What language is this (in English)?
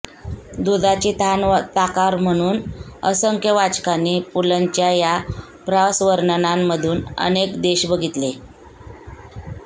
Marathi